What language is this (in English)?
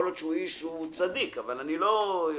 Hebrew